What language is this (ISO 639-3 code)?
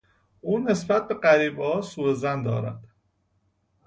fas